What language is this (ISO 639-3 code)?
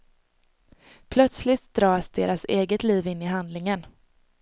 swe